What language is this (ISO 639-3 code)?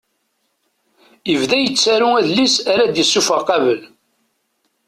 kab